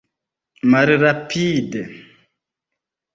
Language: Esperanto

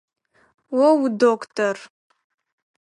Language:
Adyghe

